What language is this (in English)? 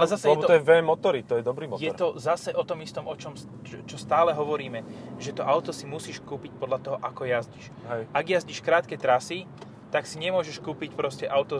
Slovak